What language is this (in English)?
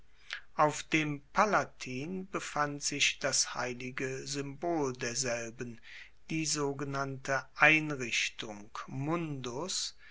German